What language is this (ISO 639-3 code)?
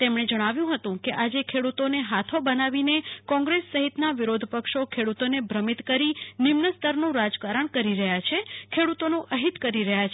guj